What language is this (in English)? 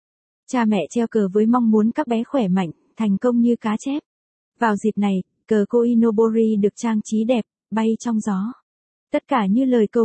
Vietnamese